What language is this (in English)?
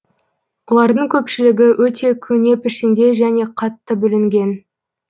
Kazakh